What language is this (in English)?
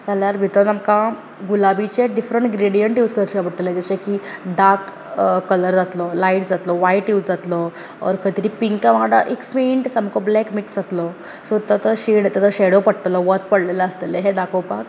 Konkani